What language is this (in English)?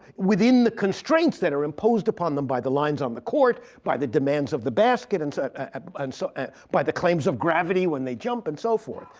English